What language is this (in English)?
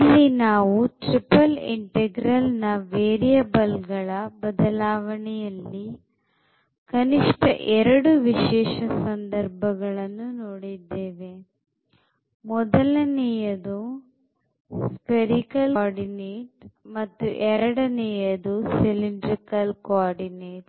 Kannada